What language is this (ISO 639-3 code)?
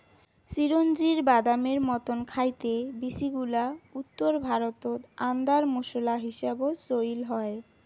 ben